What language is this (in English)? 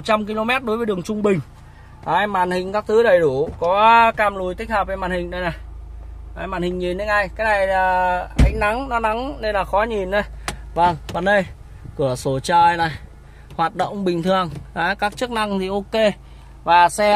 Vietnamese